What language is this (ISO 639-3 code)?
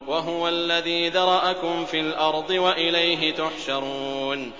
ara